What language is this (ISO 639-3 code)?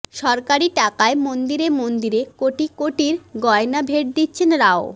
ben